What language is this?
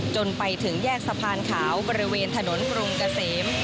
Thai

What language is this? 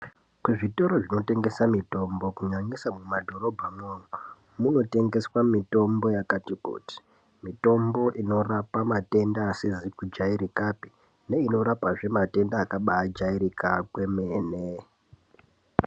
Ndau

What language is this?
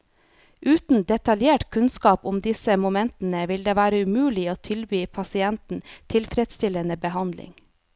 Norwegian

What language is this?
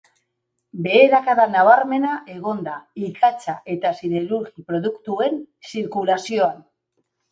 Basque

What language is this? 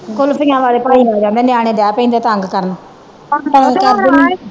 Punjabi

